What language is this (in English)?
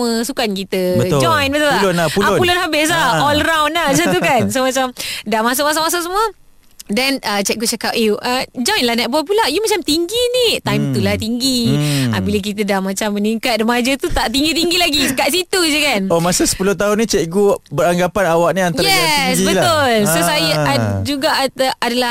Malay